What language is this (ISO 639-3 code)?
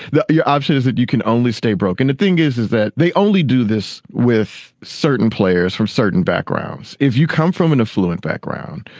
eng